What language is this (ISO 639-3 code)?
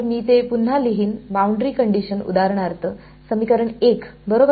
mar